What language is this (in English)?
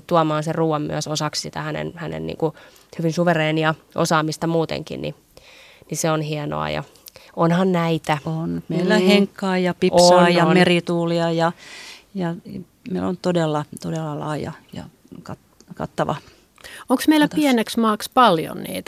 Finnish